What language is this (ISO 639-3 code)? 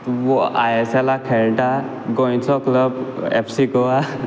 kok